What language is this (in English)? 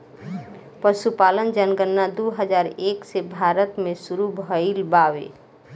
Bhojpuri